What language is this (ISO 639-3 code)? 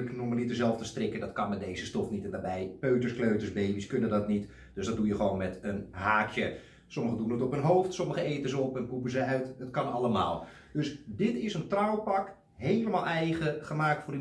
nld